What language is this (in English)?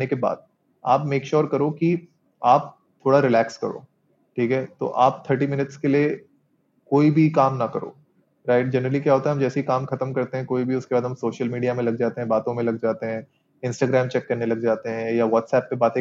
Hindi